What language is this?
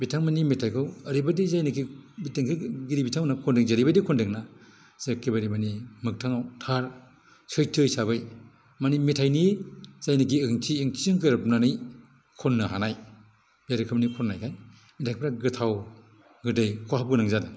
Bodo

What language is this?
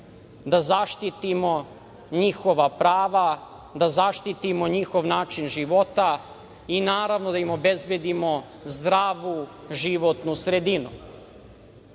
Serbian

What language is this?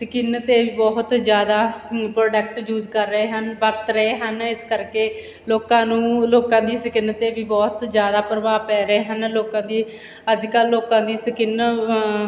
Punjabi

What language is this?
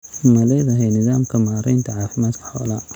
Somali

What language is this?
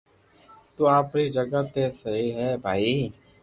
Loarki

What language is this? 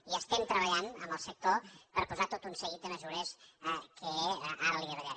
Catalan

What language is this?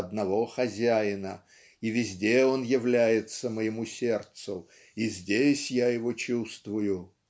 Russian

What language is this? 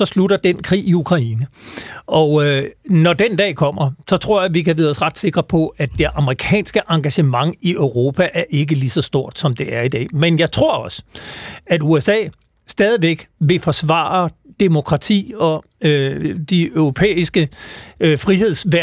Danish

